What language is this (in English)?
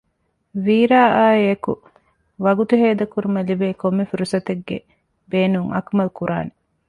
Divehi